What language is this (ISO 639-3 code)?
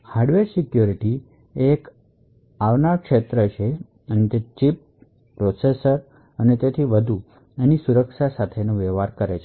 guj